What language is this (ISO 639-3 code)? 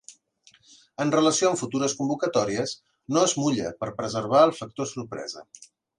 cat